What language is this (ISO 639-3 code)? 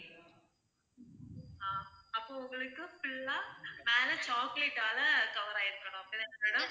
tam